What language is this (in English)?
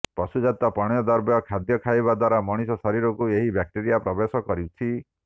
Odia